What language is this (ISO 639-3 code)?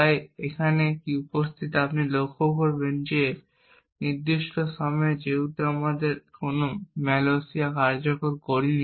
ben